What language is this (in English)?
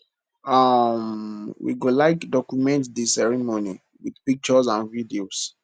Nigerian Pidgin